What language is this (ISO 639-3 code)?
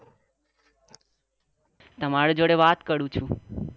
guj